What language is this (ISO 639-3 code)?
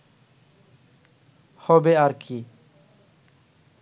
ben